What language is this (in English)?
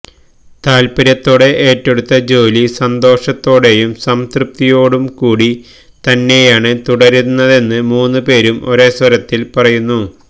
Malayalam